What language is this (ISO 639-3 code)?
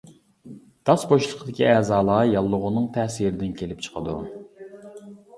uig